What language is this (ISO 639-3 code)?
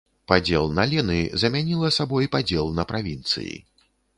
bel